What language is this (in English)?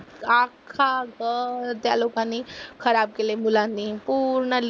Marathi